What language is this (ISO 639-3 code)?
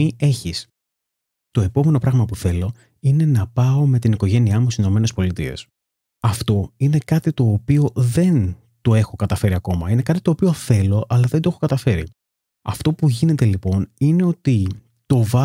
ell